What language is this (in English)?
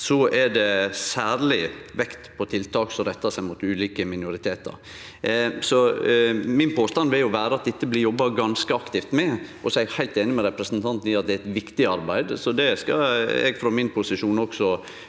Norwegian